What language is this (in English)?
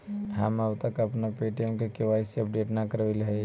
Magahi